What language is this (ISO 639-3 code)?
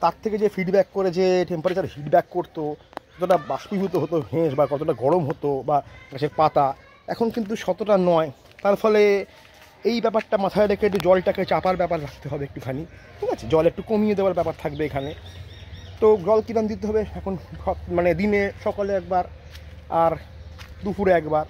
ron